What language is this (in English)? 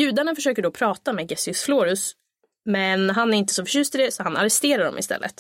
Swedish